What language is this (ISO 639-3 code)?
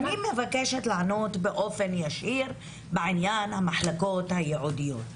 heb